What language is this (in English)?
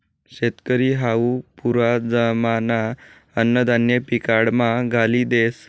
Marathi